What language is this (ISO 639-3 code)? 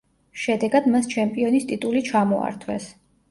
kat